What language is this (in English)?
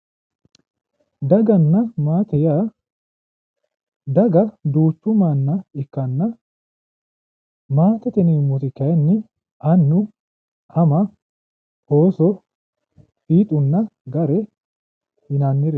Sidamo